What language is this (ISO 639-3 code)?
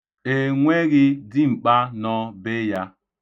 ibo